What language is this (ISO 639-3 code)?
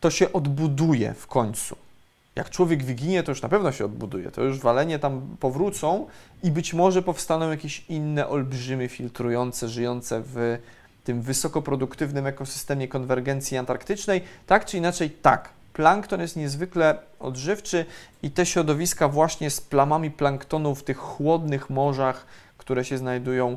pol